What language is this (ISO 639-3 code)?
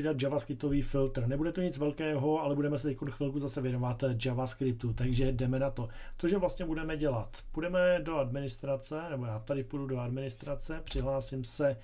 ces